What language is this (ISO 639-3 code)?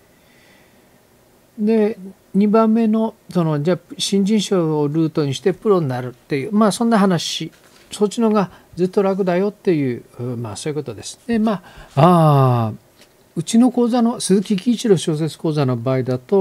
jpn